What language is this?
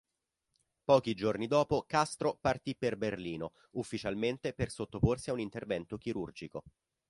Italian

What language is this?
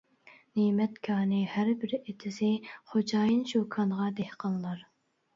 Uyghur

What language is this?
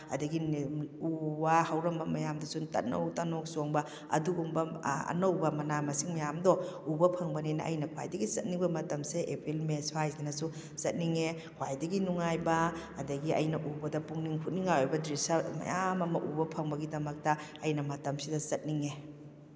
Manipuri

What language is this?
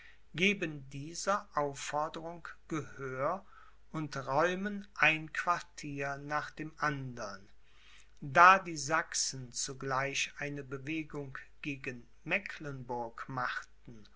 German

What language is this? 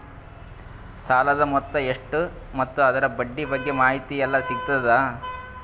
Kannada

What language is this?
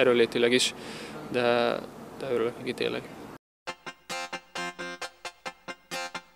Hungarian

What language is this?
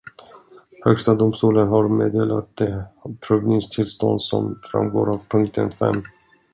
Swedish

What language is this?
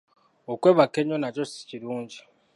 Ganda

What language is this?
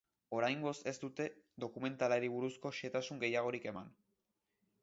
Basque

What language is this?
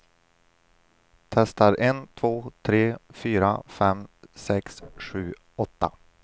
Swedish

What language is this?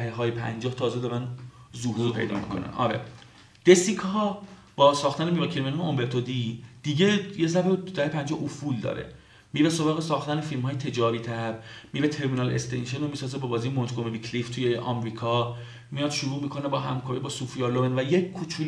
Persian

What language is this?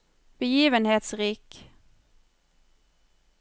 Norwegian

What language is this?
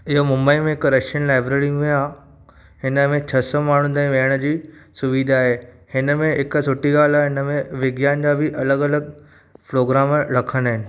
Sindhi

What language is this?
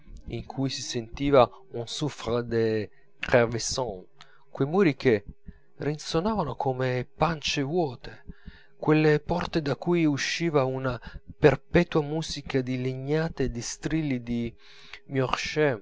Italian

